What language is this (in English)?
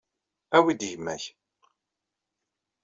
Kabyle